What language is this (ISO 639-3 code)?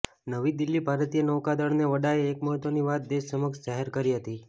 guj